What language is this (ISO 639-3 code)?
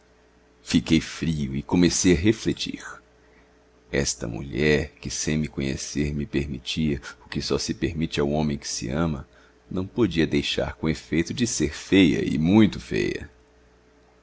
por